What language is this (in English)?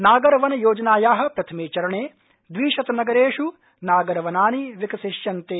Sanskrit